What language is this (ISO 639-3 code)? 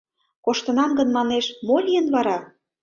chm